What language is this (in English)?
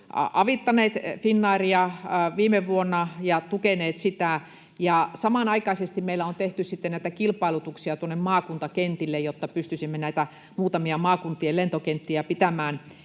Finnish